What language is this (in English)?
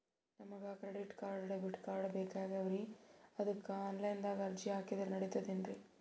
Kannada